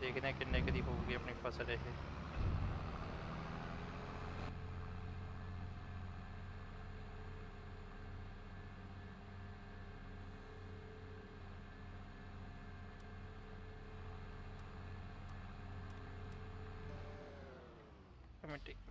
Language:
Punjabi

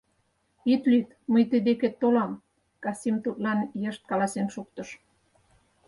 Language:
Mari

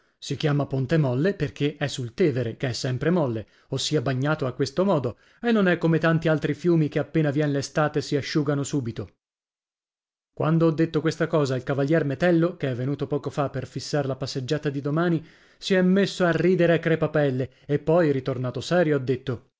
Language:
Italian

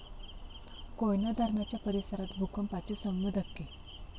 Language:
Marathi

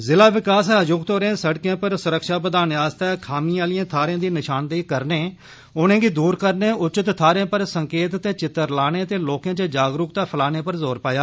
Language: Dogri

